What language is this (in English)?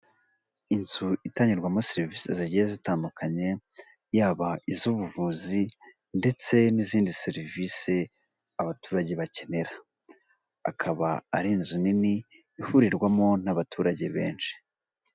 Kinyarwanda